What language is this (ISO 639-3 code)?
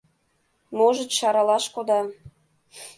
chm